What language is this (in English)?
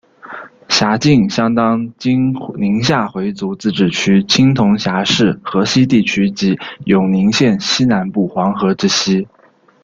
Chinese